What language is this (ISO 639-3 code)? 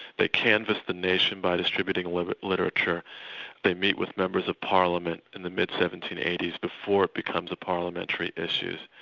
eng